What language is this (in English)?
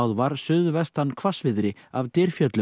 Icelandic